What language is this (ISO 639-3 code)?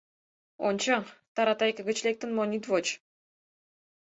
chm